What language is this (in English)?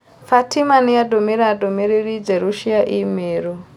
Kikuyu